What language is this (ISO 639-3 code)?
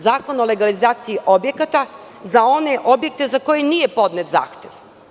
srp